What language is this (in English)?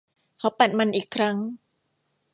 Thai